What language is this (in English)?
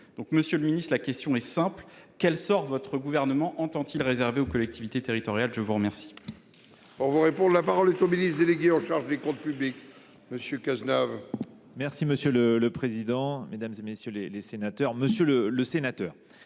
French